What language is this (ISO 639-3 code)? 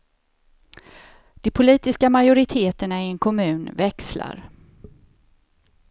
swe